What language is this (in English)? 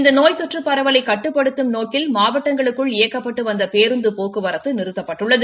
Tamil